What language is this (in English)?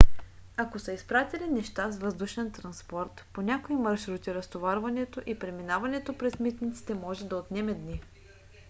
Bulgarian